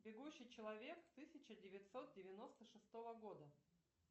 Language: Russian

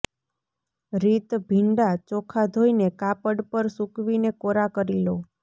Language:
Gujarati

